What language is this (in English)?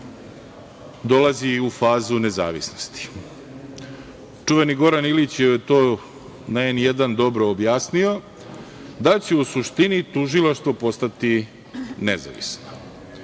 Serbian